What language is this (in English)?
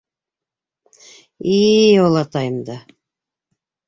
Bashkir